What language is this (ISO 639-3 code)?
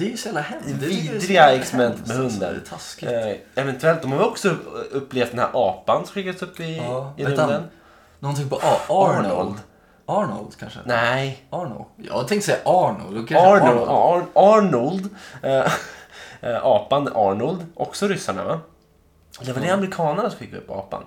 swe